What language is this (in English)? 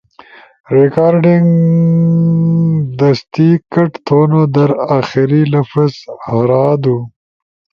Ushojo